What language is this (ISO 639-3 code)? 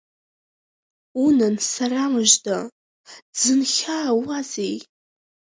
abk